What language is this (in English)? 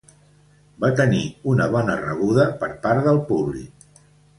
Catalan